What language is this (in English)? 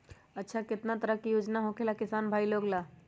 Magahi